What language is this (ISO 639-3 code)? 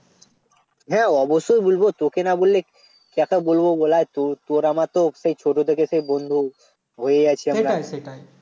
ben